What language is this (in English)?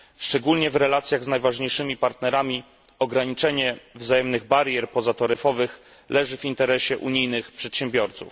Polish